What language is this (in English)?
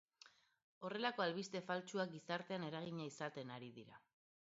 Basque